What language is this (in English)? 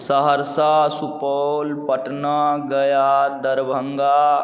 Maithili